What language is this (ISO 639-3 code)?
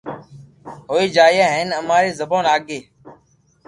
lrk